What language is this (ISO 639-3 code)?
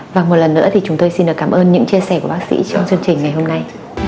vie